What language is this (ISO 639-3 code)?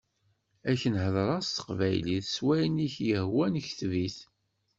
kab